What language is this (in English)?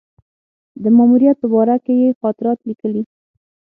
Pashto